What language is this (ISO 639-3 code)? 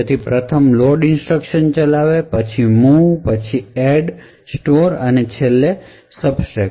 guj